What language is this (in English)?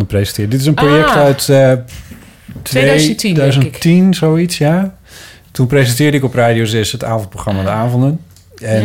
Dutch